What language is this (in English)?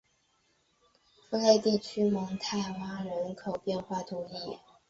Chinese